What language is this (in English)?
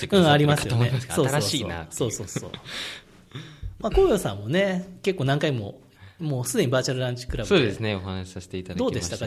Japanese